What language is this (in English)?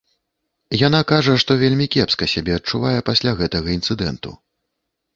Belarusian